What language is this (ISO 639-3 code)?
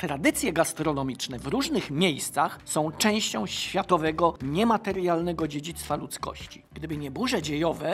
pol